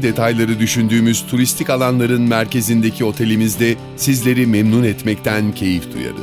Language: Turkish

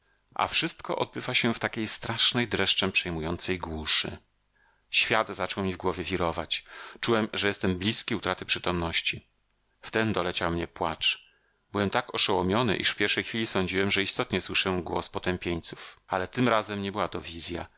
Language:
Polish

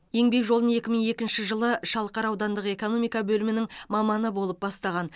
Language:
Kazakh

